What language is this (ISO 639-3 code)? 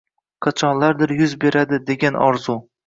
uzb